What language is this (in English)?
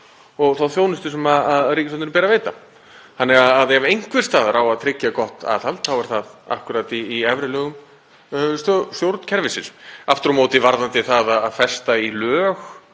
Icelandic